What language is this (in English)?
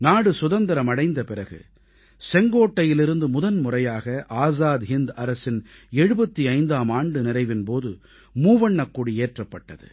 Tamil